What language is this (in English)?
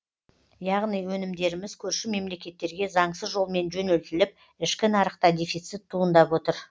Kazakh